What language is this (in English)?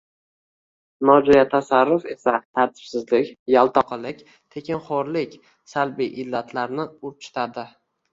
Uzbek